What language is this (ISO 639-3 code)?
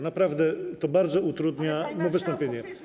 pol